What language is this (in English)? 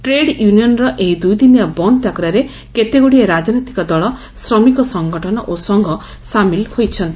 Odia